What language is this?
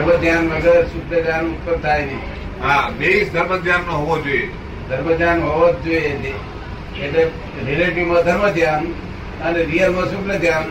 Gujarati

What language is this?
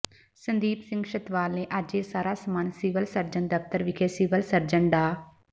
Punjabi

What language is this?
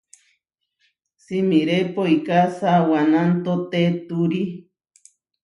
Huarijio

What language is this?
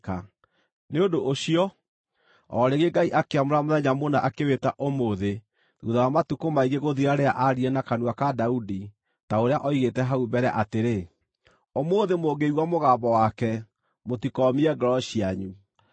Kikuyu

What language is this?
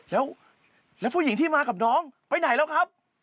Thai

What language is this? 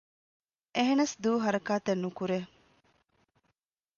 Divehi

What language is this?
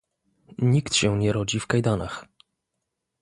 Polish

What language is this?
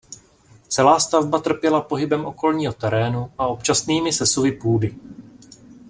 Czech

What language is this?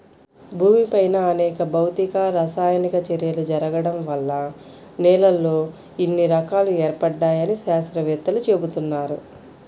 Telugu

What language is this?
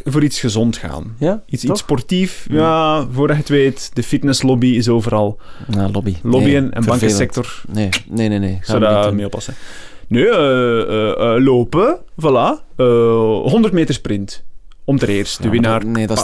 Dutch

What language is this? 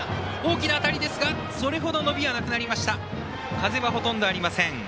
Japanese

